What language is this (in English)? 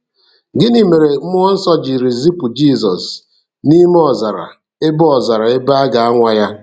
Igbo